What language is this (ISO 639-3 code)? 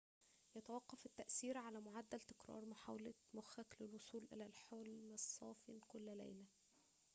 ara